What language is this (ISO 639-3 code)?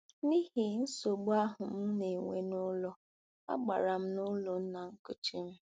ibo